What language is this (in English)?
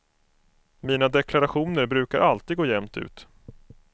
Swedish